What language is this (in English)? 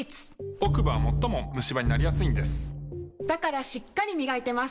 Japanese